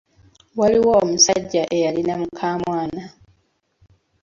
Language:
Ganda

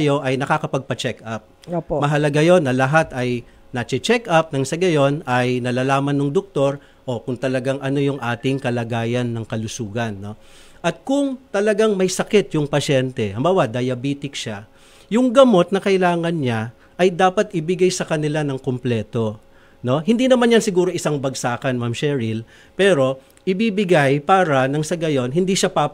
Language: Filipino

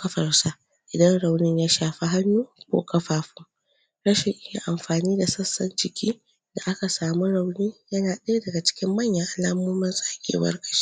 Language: Hausa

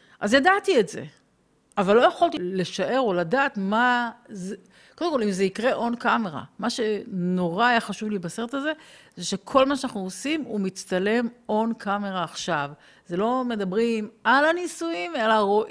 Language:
Hebrew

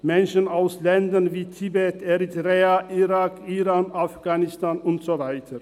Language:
Swiss German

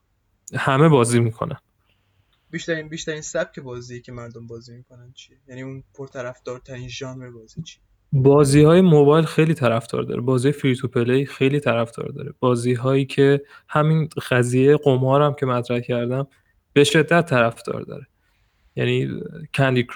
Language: Persian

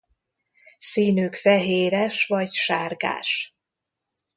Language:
Hungarian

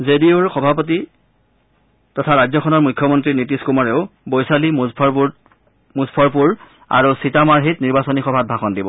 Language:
Assamese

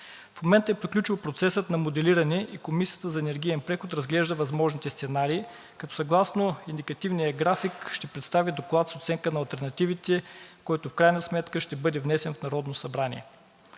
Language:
Bulgarian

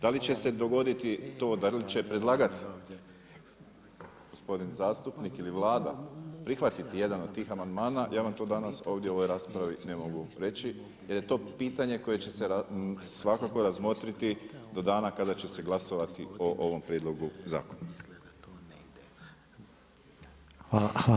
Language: Croatian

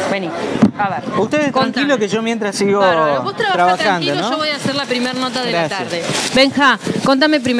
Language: Spanish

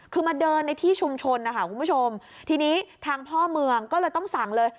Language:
Thai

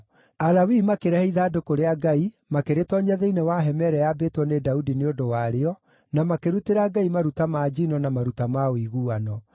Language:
Kikuyu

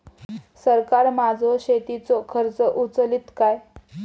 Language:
Marathi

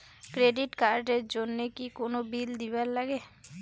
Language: Bangla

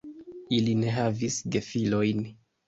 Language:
Esperanto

